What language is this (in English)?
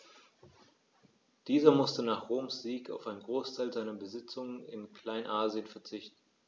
German